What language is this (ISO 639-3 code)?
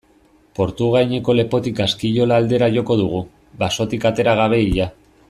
eus